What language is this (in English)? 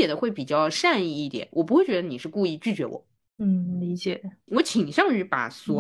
Chinese